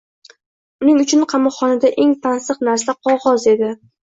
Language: Uzbek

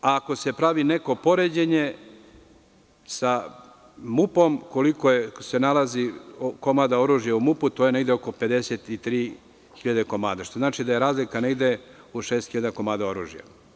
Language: Serbian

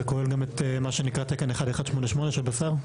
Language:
Hebrew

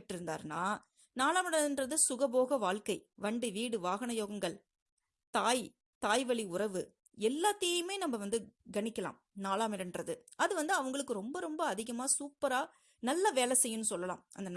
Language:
Tamil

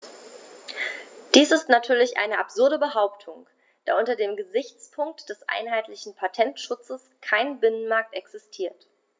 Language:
German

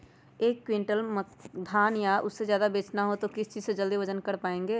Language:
Magahi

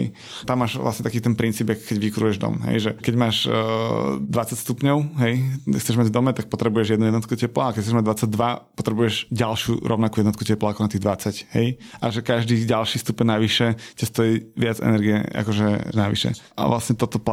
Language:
Slovak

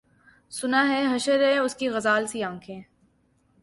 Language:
Urdu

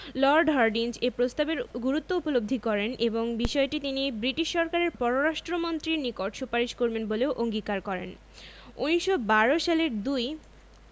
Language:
Bangla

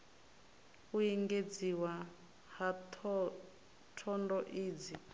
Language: Venda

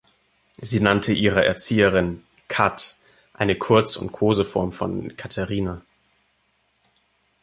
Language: German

